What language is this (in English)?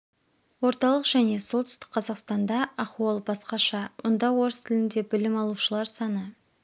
Kazakh